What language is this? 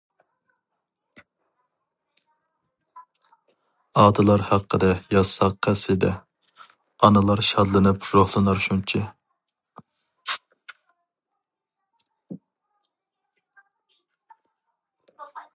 Uyghur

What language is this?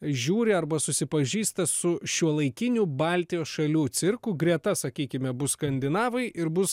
Lithuanian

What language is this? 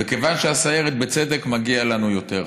Hebrew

